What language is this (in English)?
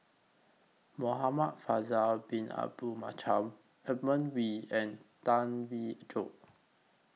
English